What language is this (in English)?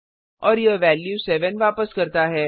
Hindi